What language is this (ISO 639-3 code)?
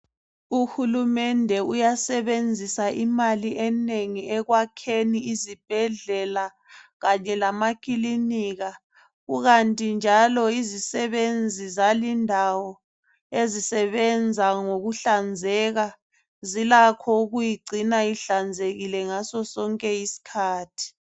nde